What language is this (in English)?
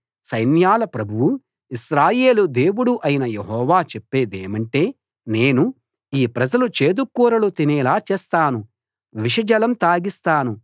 Telugu